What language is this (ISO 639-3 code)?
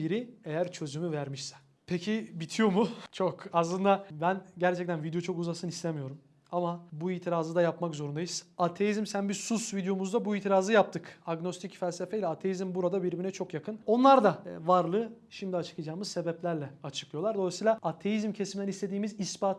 tur